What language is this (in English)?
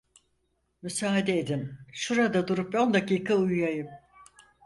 Turkish